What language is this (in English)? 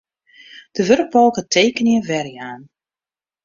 Western Frisian